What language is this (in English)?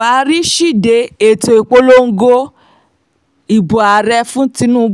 Yoruba